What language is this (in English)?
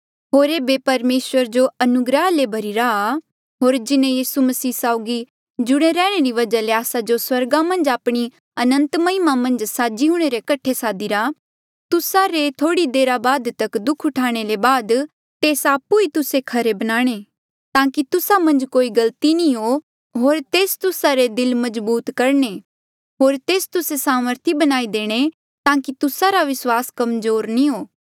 Mandeali